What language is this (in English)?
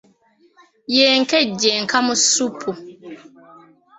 Ganda